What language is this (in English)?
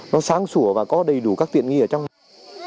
Vietnamese